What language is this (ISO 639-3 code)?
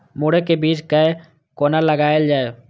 mai